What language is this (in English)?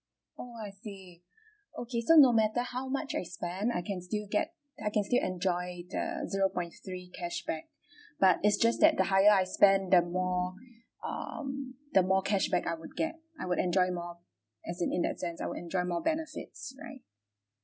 English